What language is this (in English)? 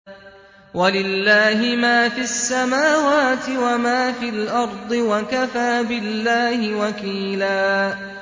Arabic